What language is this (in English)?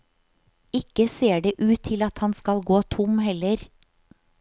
Norwegian